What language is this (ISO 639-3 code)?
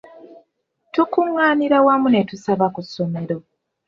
lug